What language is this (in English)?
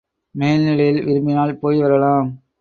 Tamil